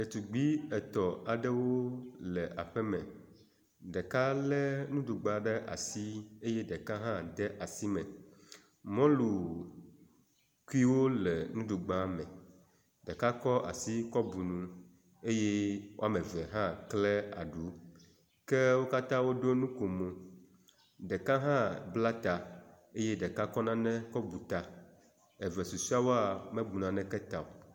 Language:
Ewe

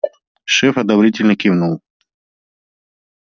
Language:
Russian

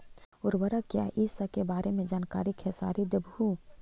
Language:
Magahi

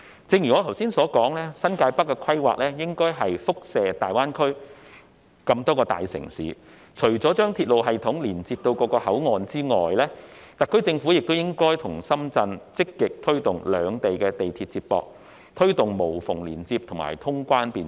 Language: Cantonese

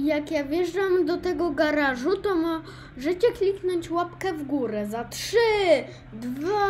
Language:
Polish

